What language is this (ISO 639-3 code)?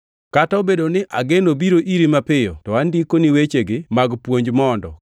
luo